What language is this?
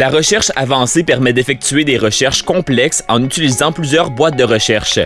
French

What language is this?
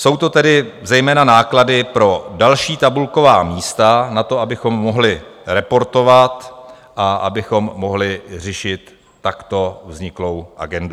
Czech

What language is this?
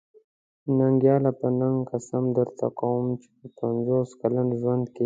Pashto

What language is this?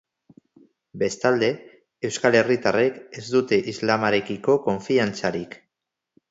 Basque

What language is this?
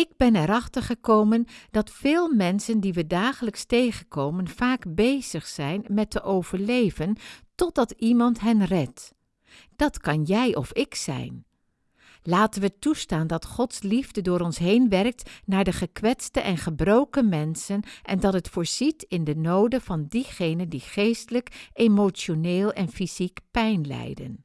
Dutch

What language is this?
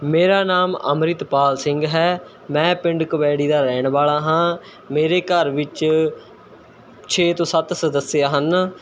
Punjabi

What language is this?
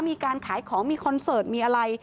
Thai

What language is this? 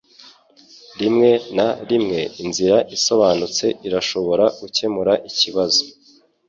Kinyarwanda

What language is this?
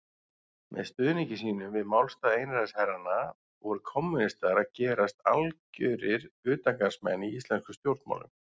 Icelandic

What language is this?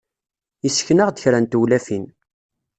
Kabyle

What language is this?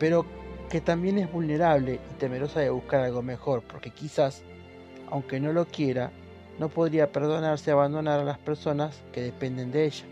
Spanish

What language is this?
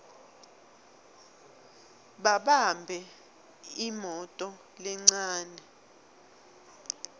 Swati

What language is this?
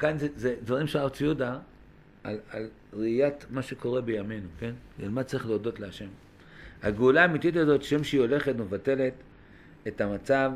Hebrew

